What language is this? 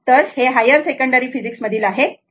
Marathi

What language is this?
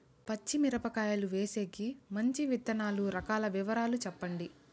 Telugu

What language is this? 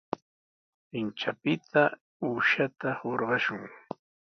Sihuas Ancash Quechua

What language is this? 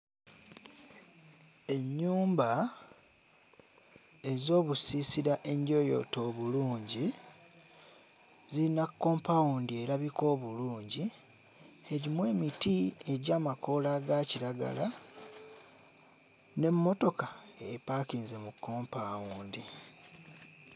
Ganda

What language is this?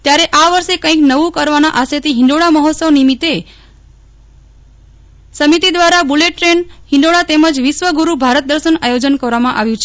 Gujarati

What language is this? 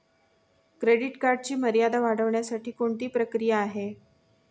Marathi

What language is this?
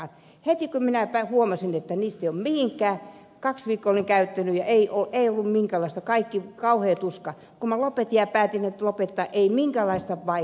Finnish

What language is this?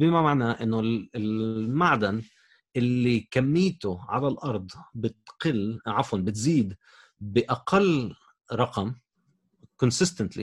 Arabic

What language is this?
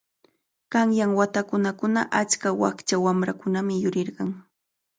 Cajatambo North Lima Quechua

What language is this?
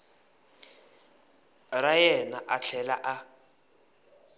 Tsonga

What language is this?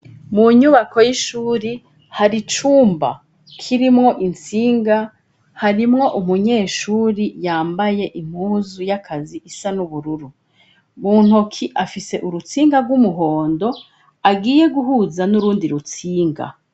Rundi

